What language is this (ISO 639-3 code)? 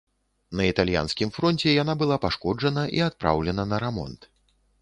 bel